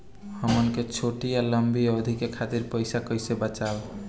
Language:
Bhojpuri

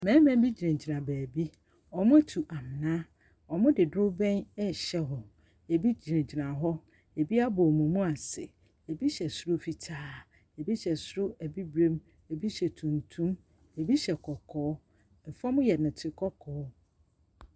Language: Akan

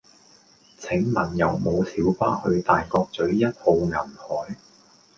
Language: Cantonese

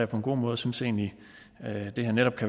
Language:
Danish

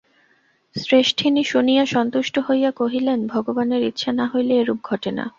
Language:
Bangla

